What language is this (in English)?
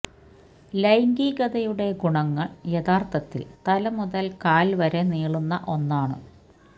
Malayalam